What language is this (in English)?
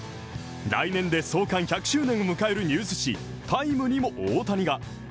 Japanese